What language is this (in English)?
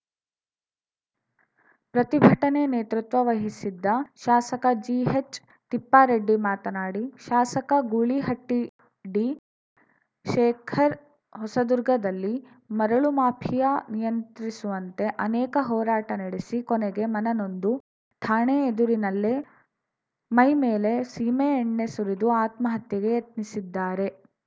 Kannada